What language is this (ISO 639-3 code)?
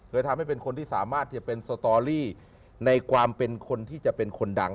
tha